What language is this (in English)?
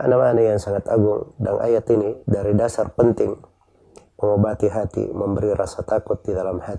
Indonesian